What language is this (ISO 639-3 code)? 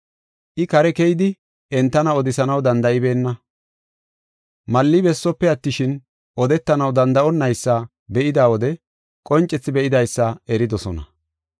gof